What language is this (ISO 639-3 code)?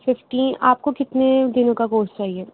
urd